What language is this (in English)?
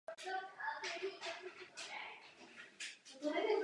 Czech